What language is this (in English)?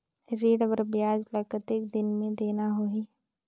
Chhattisgarhi